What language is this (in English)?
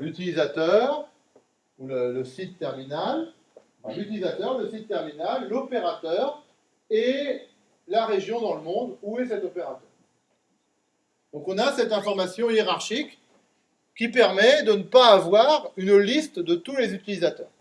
French